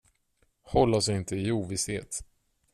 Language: Swedish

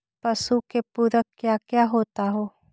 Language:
Magahi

